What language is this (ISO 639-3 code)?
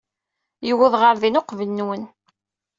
kab